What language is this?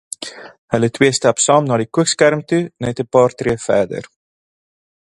Afrikaans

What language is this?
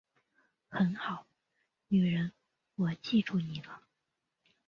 Chinese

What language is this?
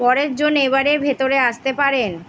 Bangla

